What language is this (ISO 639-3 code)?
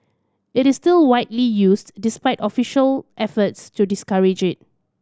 eng